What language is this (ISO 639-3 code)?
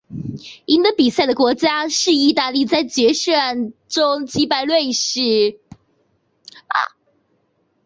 zho